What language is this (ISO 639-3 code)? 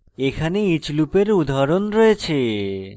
ben